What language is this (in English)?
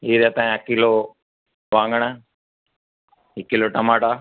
Sindhi